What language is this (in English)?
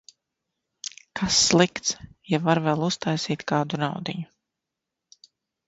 Latvian